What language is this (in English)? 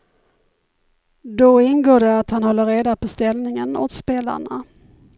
Swedish